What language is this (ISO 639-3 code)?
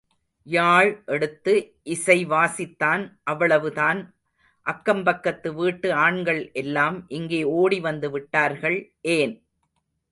tam